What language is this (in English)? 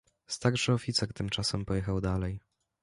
Polish